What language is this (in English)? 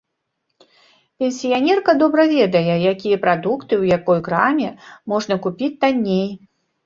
Belarusian